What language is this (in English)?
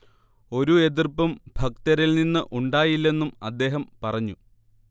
Malayalam